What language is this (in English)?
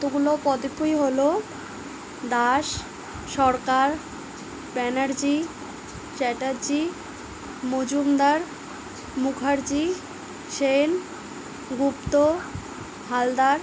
Bangla